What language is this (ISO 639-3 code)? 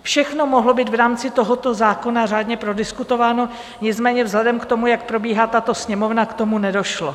ces